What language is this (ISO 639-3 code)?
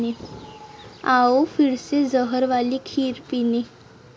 mar